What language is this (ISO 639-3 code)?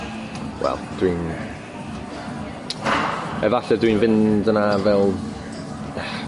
cym